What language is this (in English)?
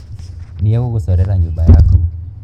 Kikuyu